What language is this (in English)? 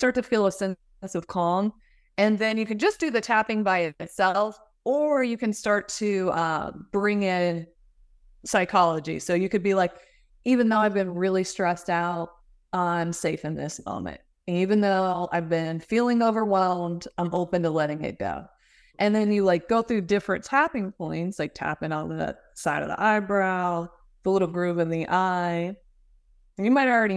English